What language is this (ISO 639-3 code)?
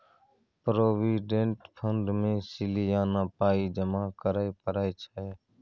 mai